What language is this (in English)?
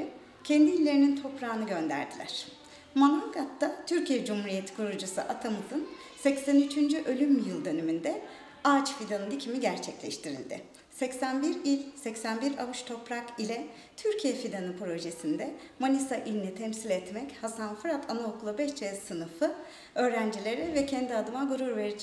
Turkish